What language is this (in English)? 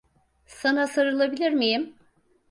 Turkish